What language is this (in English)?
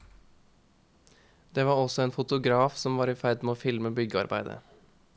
Norwegian